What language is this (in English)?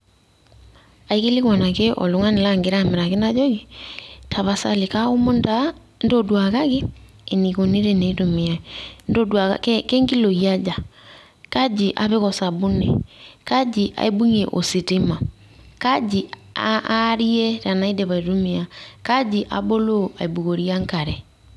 Masai